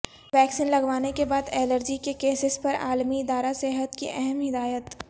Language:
Urdu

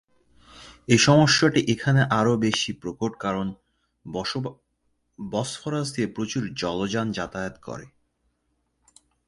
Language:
Bangla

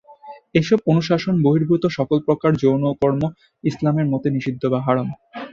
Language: Bangla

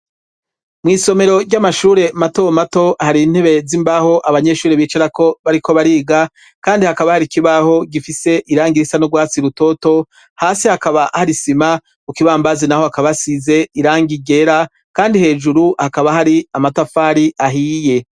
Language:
Rundi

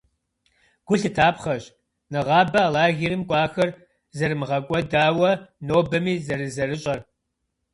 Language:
Kabardian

